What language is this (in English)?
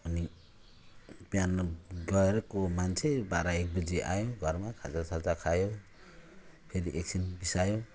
Nepali